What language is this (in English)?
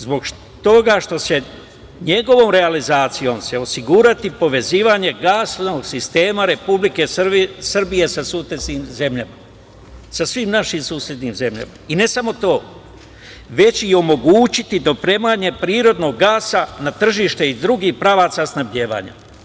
Serbian